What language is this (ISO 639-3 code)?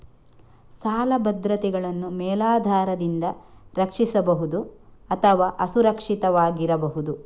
kan